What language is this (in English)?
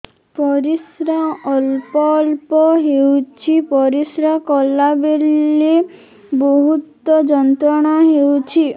Odia